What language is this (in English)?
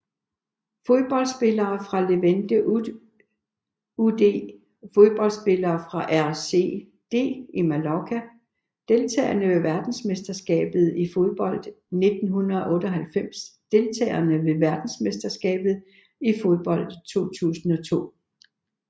Danish